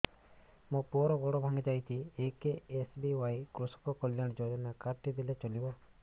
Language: Odia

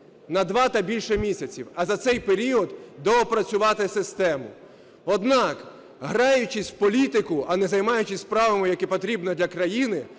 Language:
Ukrainian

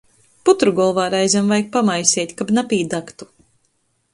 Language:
Latgalian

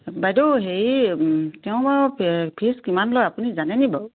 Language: Assamese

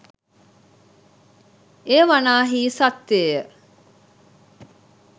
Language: Sinhala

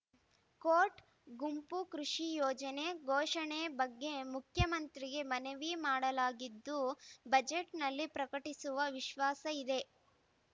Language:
Kannada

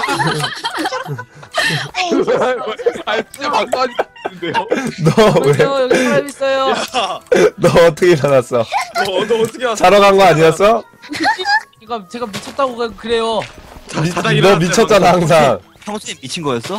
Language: Korean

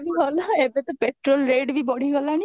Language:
Odia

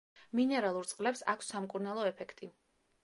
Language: Georgian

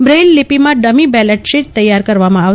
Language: Gujarati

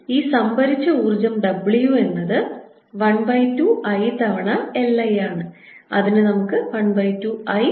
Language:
Malayalam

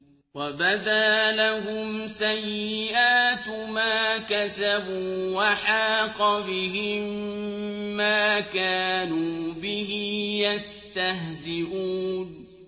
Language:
Arabic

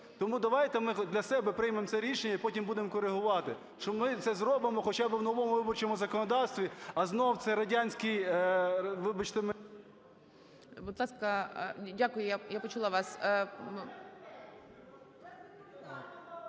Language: Ukrainian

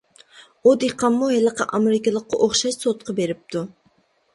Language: Uyghur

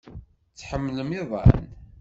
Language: Kabyle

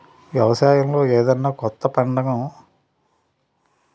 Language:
Telugu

